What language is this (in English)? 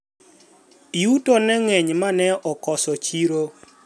Luo (Kenya and Tanzania)